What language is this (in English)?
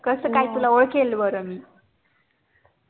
Marathi